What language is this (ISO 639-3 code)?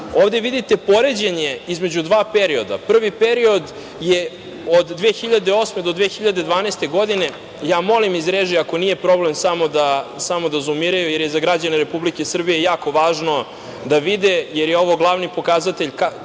srp